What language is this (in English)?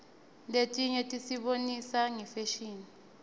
Swati